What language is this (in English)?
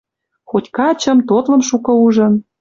Western Mari